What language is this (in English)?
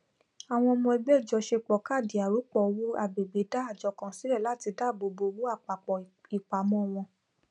Yoruba